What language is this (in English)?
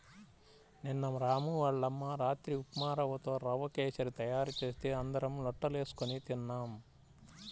Telugu